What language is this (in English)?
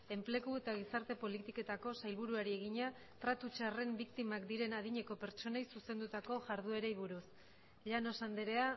Basque